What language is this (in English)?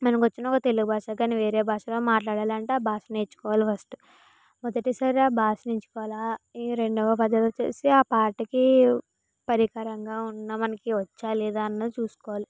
Telugu